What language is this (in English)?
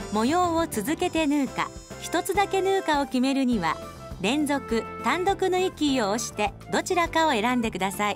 Japanese